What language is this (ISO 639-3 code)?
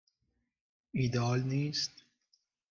fas